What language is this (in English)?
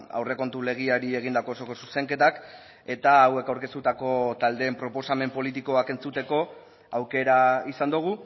Basque